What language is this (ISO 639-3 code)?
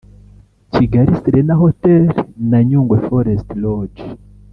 kin